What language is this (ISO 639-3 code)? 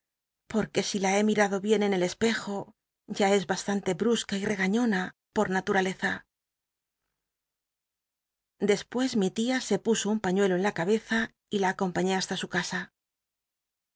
spa